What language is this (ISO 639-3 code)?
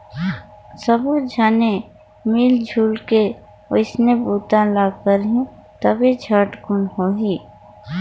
hne